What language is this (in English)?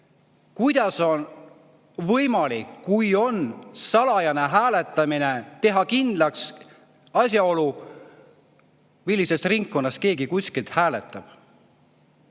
Estonian